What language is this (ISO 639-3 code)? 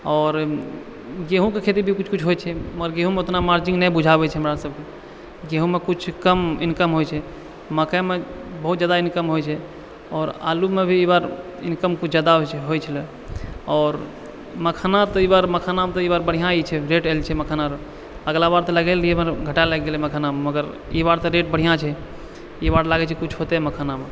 mai